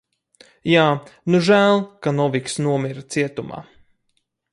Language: Latvian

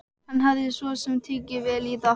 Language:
Icelandic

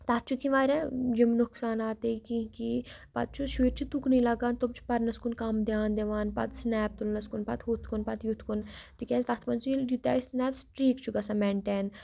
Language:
Kashmiri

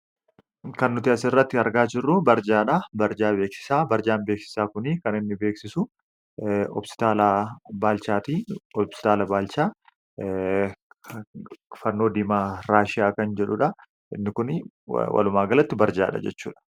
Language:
Oromo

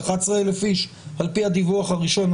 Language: Hebrew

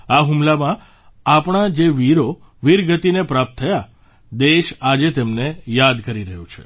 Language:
Gujarati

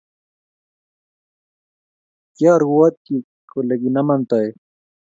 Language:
Kalenjin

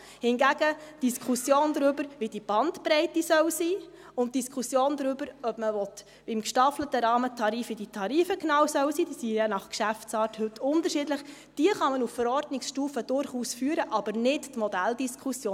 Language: Swiss German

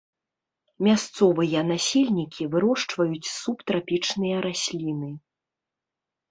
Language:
Belarusian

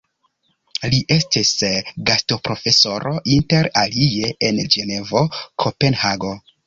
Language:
Esperanto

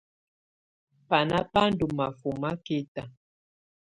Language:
Tunen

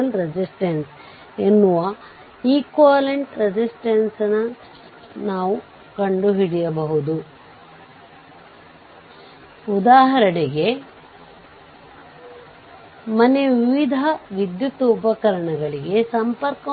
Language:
Kannada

